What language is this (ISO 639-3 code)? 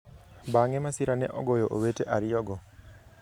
luo